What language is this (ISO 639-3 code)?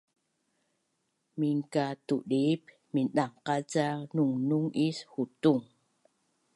bnn